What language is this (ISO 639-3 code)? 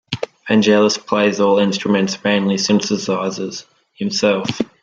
eng